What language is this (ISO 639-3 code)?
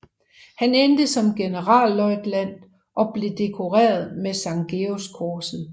dan